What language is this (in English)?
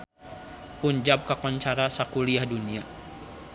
Sundanese